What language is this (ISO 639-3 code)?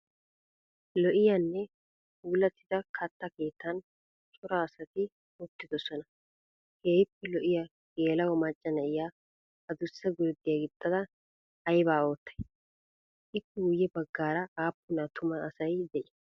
wal